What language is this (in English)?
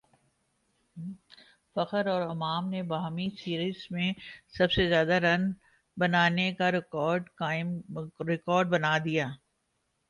Urdu